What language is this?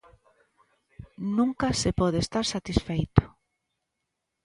Galician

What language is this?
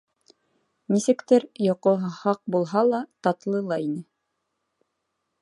Bashkir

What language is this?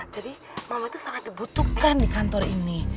Indonesian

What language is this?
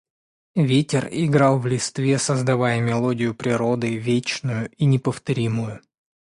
Russian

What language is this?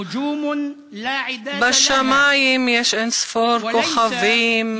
Hebrew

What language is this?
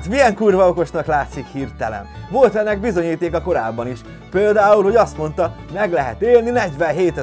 Hungarian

